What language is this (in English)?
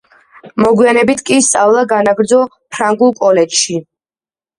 Georgian